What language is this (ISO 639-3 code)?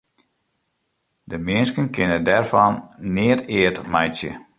fry